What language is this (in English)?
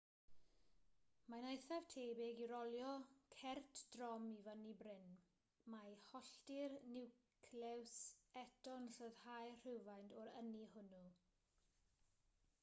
Welsh